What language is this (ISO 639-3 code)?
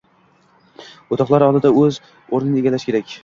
uzb